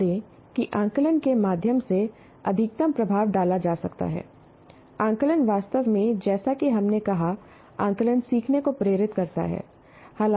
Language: Hindi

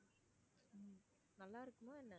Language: Tamil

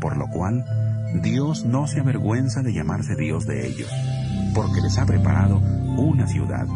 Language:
Spanish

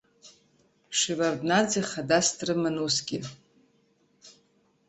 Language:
Abkhazian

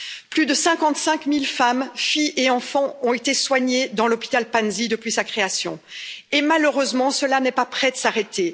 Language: French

